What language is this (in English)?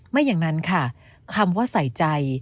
Thai